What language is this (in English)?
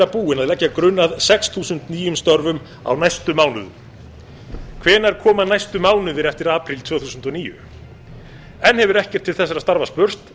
Icelandic